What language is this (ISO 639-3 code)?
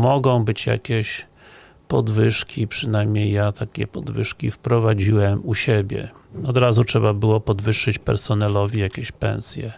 pol